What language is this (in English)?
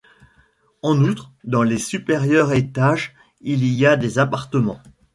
French